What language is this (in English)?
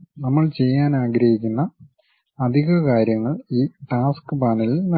Malayalam